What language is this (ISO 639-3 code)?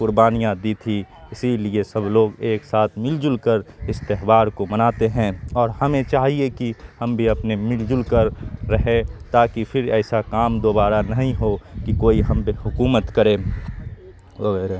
urd